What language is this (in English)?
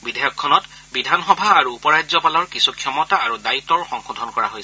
Assamese